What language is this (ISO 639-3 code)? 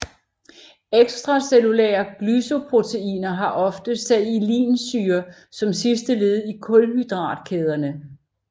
dan